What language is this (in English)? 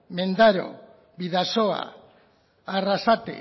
Basque